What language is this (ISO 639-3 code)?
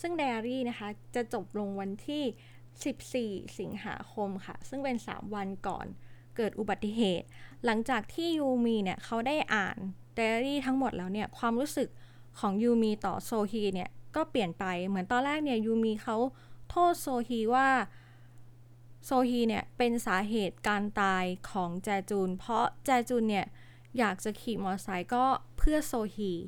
tha